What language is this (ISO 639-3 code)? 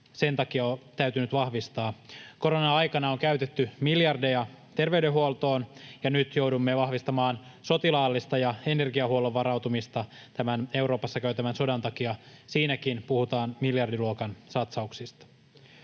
fin